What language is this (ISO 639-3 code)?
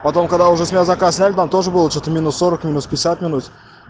rus